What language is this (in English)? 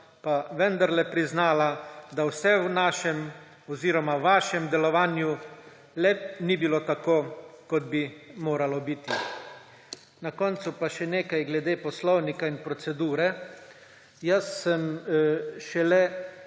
Slovenian